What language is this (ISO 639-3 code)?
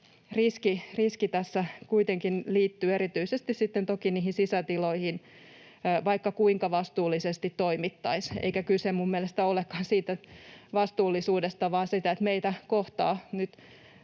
fin